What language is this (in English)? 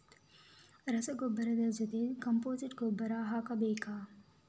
Kannada